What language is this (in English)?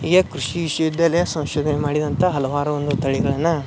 Kannada